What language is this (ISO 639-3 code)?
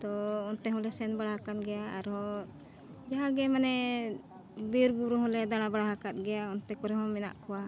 sat